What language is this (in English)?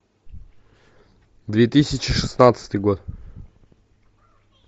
Russian